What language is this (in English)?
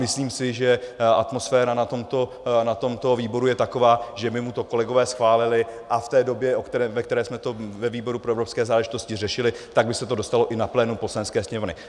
Czech